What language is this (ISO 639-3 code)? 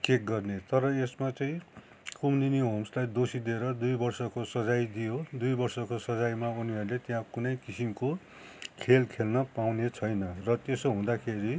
nep